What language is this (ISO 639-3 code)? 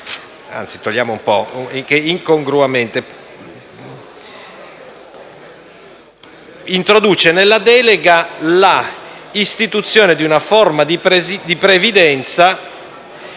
ita